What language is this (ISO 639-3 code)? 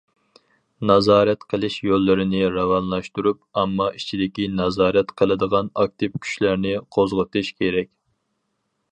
uig